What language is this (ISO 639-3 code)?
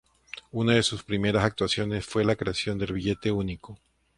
spa